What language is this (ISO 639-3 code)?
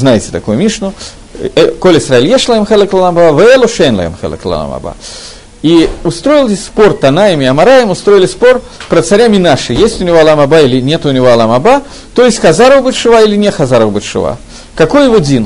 rus